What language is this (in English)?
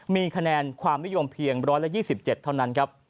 Thai